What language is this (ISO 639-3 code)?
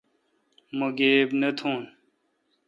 xka